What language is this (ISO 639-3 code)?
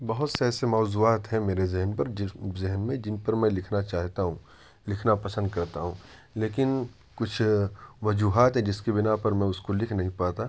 urd